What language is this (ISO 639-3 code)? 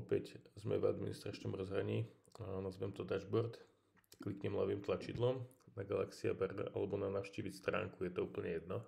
pol